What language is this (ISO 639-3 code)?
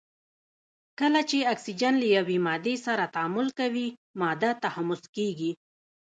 pus